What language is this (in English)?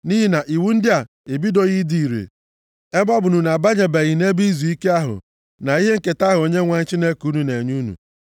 Igbo